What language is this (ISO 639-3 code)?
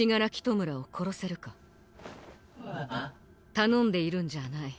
jpn